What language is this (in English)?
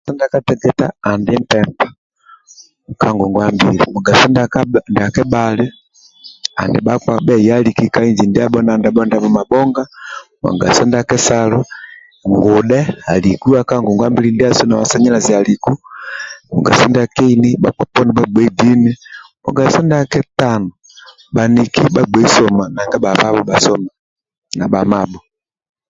Amba (Uganda)